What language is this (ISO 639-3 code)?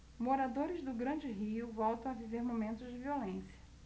por